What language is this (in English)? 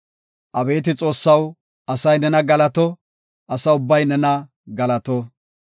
Gofa